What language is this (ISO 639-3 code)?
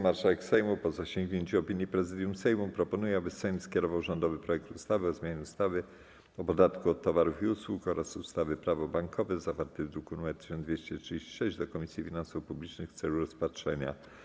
pol